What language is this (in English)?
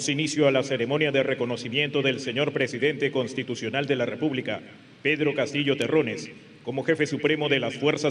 Spanish